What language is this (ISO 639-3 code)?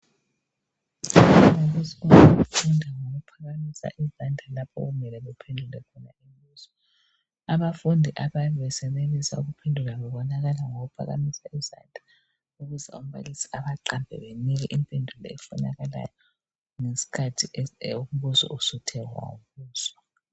nde